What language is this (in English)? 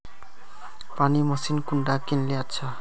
Magahi